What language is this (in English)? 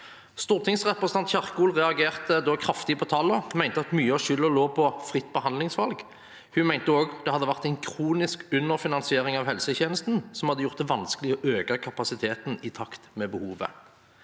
Norwegian